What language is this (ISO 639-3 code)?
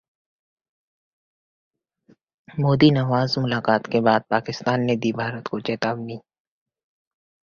hin